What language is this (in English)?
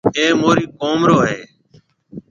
Marwari (Pakistan)